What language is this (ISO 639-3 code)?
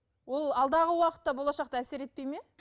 kaz